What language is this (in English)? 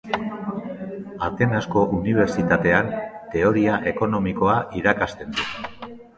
Basque